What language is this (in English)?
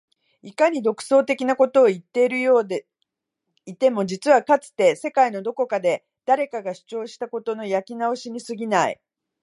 Japanese